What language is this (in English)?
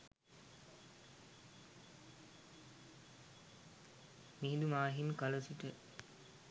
Sinhala